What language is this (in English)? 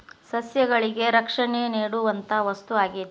Kannada